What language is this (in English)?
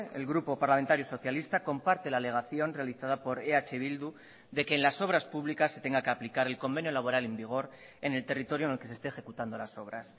Spanish